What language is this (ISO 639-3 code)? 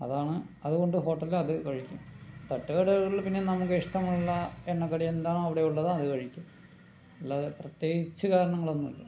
mal